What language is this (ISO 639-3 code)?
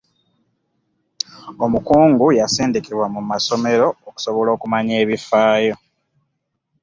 lug